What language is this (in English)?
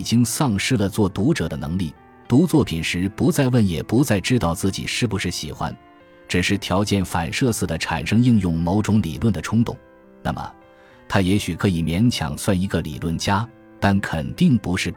Chinese